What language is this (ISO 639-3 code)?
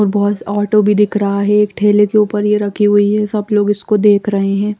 hin